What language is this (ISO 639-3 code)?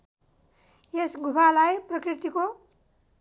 nep